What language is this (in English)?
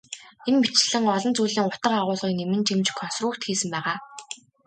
Mongolian